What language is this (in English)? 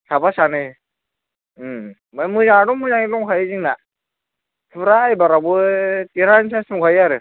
Bodo